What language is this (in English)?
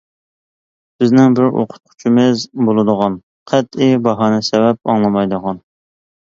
Uyghur